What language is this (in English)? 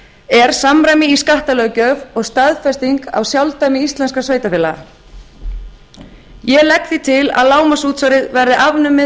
Icelandic